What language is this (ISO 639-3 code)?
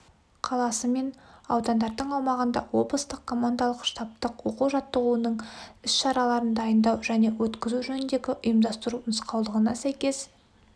kaz